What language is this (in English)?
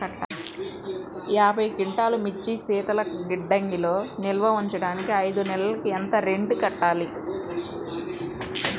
Telugu